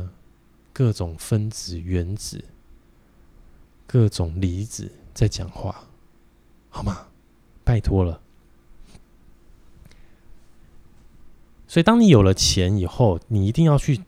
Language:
Chinese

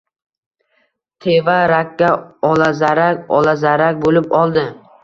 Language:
Uzbek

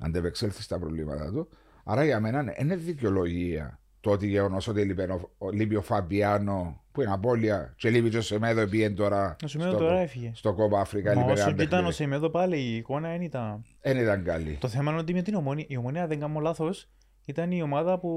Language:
Greek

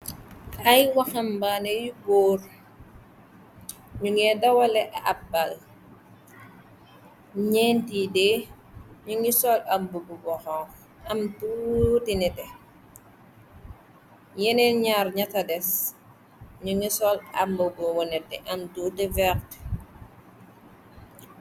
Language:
Wolof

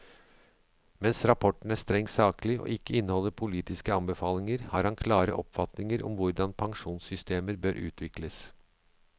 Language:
Norwegian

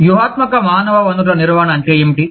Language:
Telugu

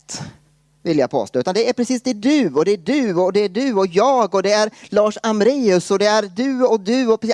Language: Swedish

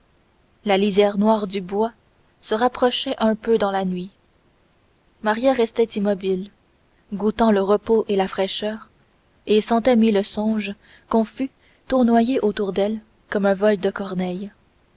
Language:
French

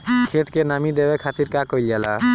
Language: Bhojpuri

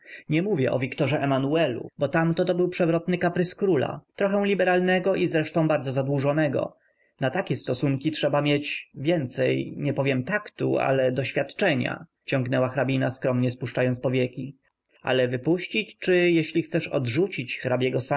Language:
Polish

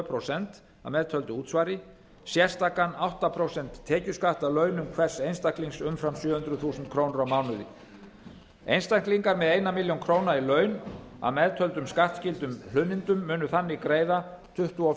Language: Icelandic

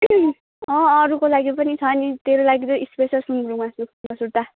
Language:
Nepali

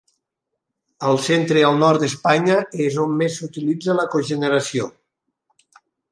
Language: Catalan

